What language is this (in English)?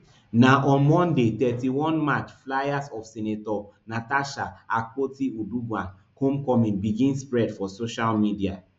Nigerian Pidgin